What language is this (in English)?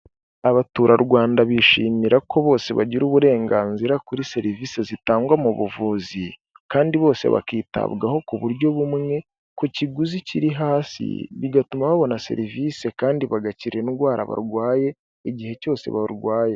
Kinyarwanda